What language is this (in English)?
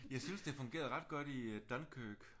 Danish